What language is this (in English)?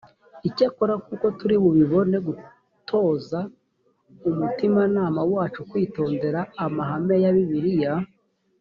Kinyarwanda